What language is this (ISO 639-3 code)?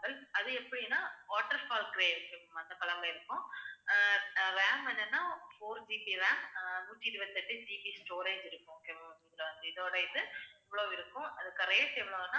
tam